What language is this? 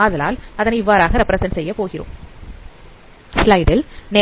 Tamil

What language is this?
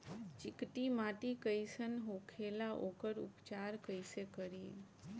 Bhojpuri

